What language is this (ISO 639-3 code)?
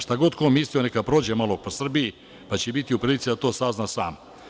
srp